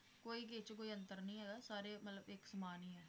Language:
Punjabi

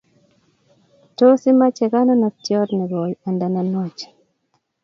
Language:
Kalenjin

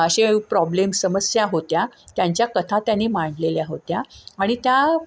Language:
Marathi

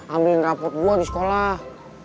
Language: Indonesian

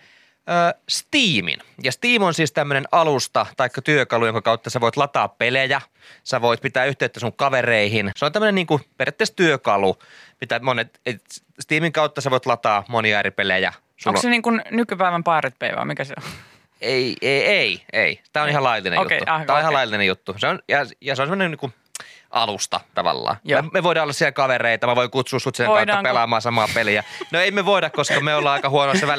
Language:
Finnish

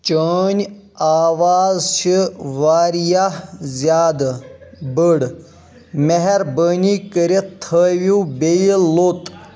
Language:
Kashmiri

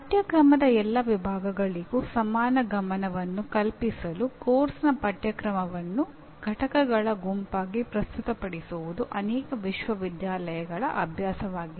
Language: Kannada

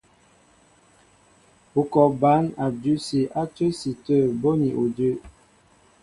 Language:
Mbo (Cameroon)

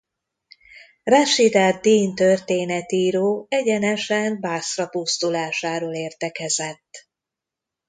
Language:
Hungarian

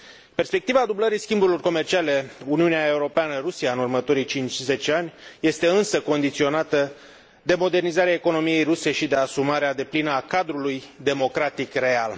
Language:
Romanian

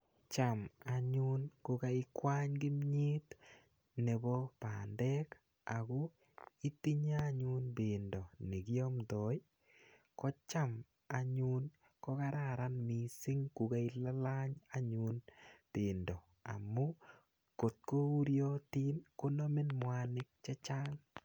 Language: Kalenjin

